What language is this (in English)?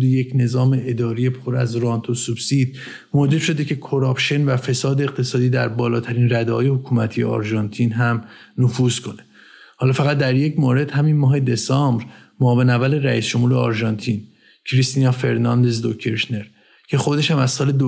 Persian